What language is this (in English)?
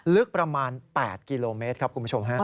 Thai